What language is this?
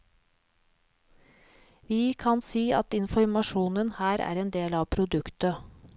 Norwegian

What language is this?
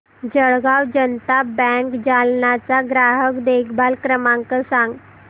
Marathi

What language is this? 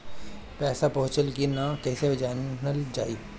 Bhojpuri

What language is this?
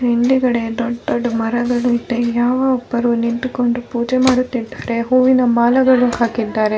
Kannada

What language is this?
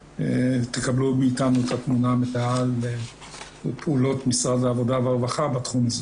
Hebrew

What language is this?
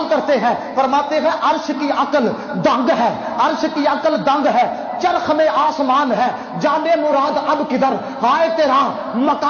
Arabic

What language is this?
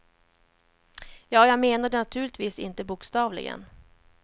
Swedish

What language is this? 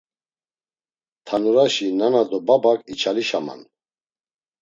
Laz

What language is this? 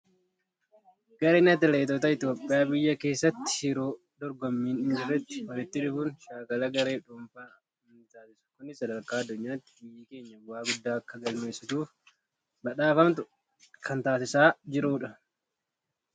Oromo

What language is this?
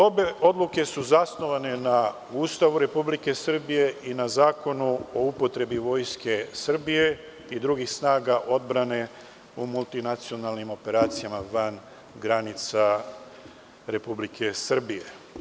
Serbian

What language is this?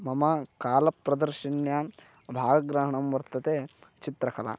Sanskrit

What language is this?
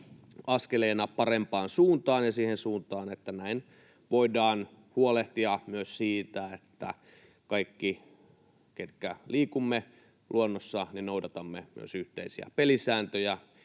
Finnish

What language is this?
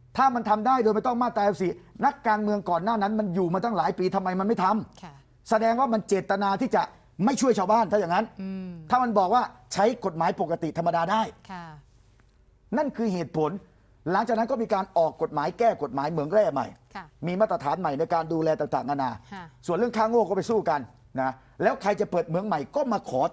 Thai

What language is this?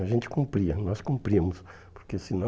Portuguese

